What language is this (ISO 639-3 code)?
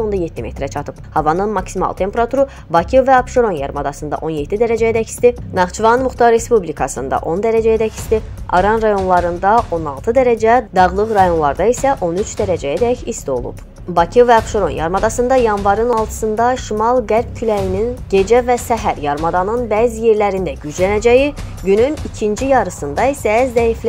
tur